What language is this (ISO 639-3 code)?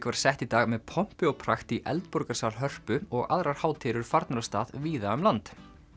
isl